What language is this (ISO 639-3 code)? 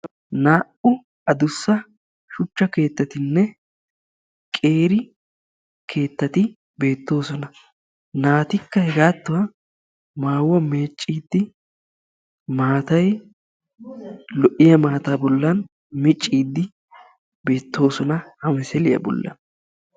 wal